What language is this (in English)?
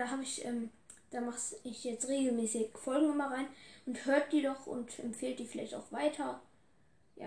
German